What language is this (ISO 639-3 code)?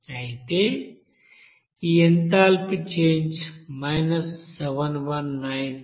tel